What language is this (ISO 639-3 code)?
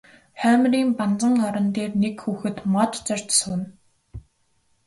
mon